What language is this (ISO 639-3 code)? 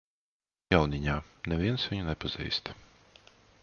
lav